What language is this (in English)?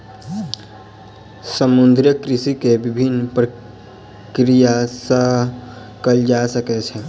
Maithili